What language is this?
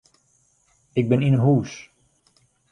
Western Frisian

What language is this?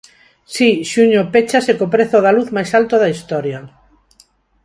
Galician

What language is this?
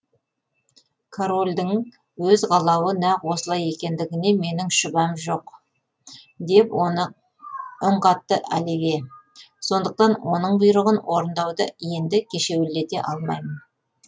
Kazakh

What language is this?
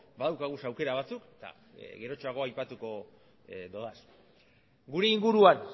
Basque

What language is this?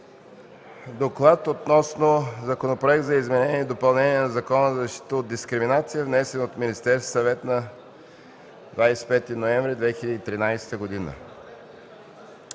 Bulgarian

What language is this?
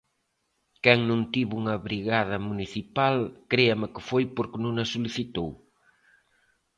Galician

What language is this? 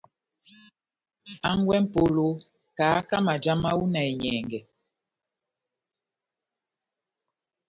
Batanga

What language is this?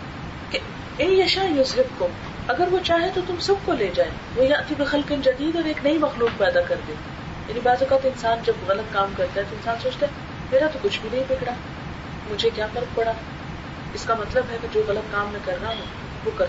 Urdu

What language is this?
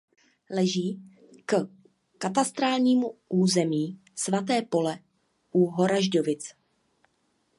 Czech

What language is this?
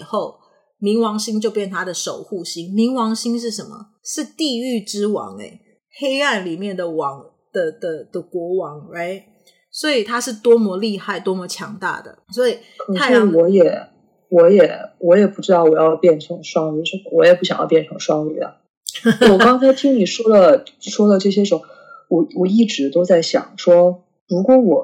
Chinese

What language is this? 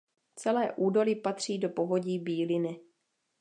Czech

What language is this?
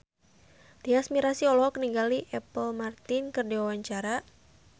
Sundanese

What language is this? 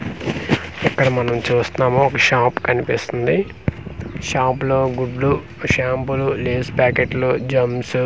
Telugu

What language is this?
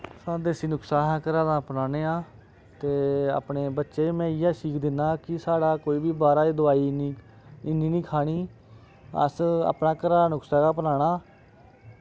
Dogri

